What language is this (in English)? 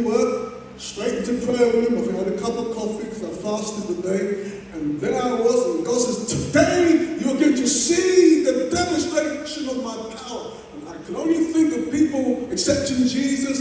English